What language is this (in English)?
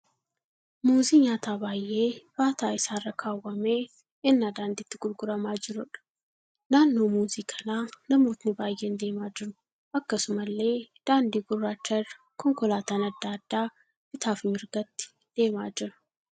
Oromo